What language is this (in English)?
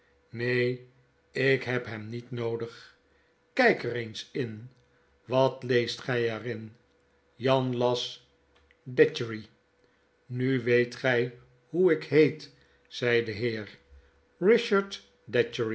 Dutch